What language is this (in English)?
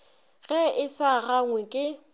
Northern Sotho